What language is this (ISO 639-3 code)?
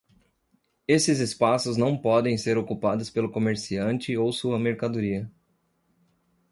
por